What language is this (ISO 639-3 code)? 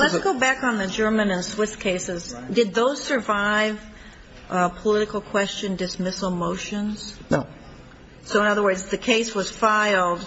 eng